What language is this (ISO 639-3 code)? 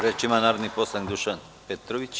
srp